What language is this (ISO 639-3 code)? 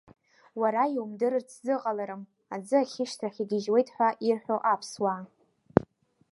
abk